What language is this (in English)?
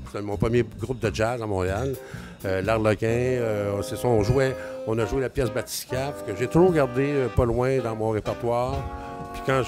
French